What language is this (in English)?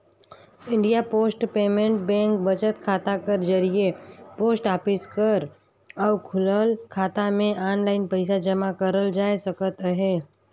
Chhattisgarhi